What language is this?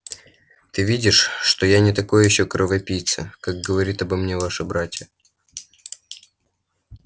Russian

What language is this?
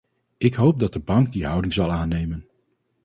Dutch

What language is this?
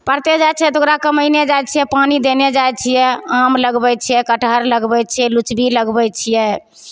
Maithili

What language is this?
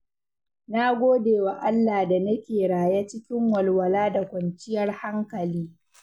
Hausa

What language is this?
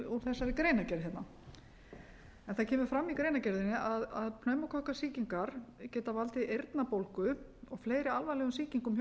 Icelandic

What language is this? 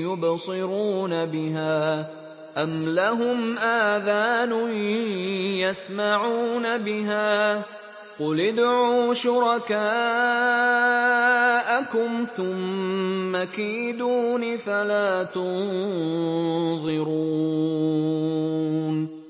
Arabic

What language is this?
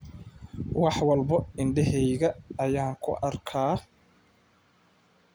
Somali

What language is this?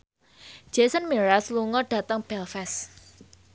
Javanese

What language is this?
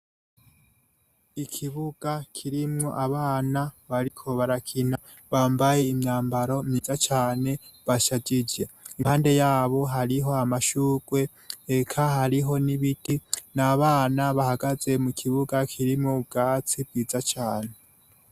Rundi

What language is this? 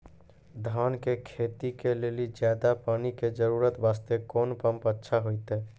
Maithili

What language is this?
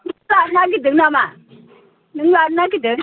Bodo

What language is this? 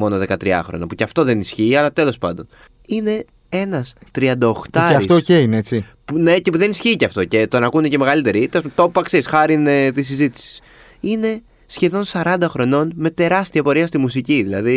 Greek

